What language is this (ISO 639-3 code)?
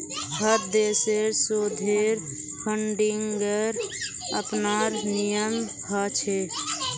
mag